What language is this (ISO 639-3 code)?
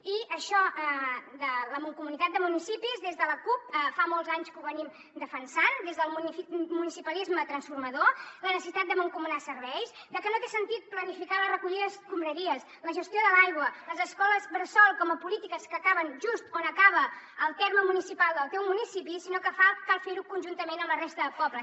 cat